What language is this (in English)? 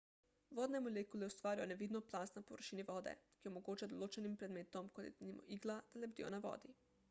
Slovenian